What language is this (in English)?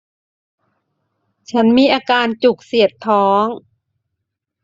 Thai